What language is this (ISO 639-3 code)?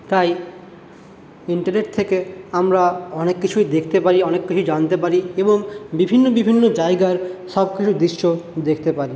ben